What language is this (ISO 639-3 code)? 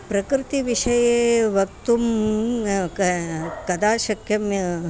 san